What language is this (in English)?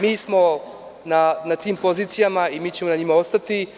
Serbian